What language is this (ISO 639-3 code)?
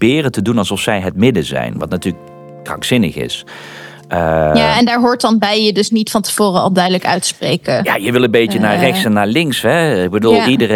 nld